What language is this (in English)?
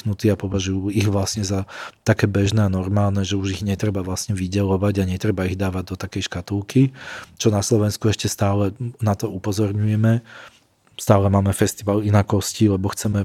Slovak